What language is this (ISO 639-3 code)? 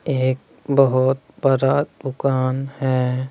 hin